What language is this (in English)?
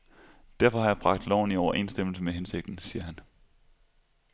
Danish